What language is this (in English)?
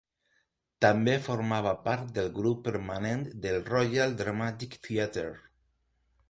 Catalan